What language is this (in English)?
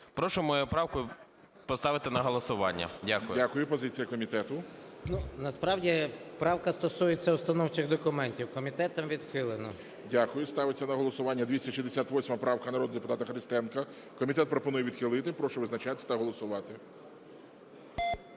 Ukrainian